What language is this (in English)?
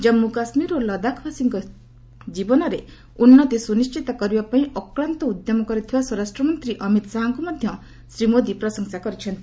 Odia